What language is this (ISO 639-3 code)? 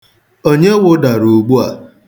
ibo